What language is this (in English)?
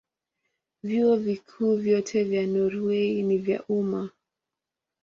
Swahili